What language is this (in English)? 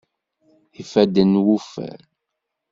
Kabyle